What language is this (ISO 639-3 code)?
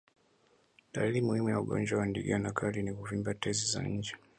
swa